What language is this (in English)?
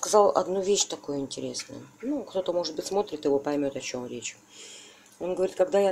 Russian